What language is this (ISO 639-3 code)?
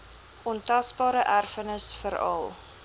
afr